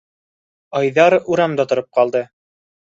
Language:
Bashkir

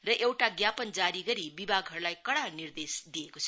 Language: Nepali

